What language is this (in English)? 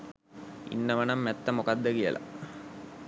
Sinhala